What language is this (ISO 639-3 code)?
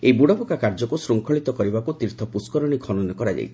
ori